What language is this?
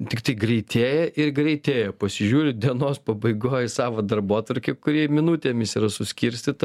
Lithuanian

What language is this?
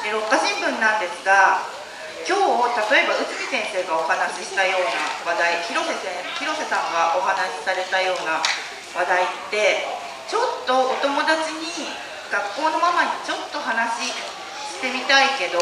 Japanese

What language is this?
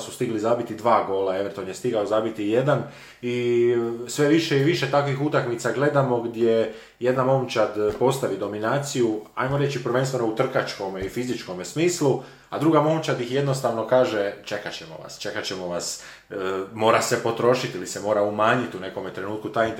Croatian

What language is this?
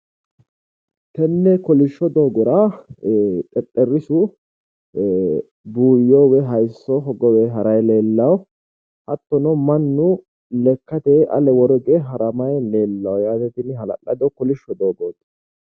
Sidamo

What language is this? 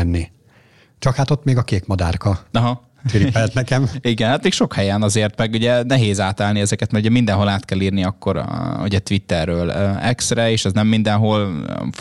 Hungarian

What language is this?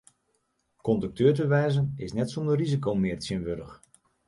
Western Frisian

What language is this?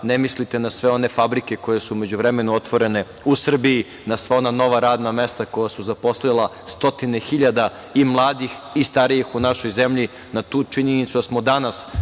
Serbian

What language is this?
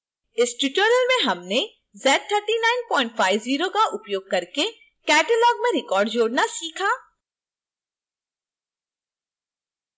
Hindi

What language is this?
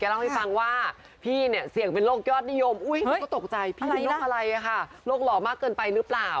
Thai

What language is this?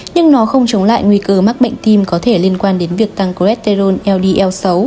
Vietnamese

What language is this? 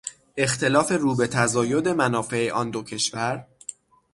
Persian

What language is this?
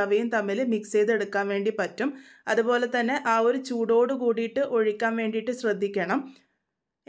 Malayalam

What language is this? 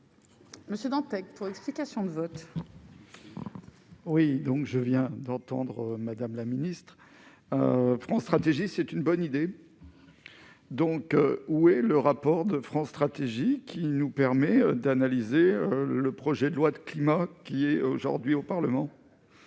French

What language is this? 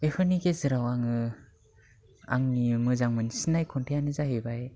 Bodo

